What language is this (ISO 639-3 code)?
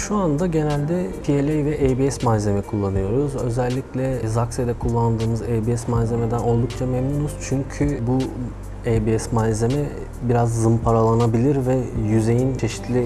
tur